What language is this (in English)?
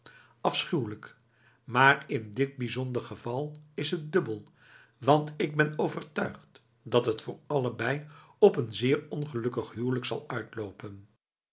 Dutch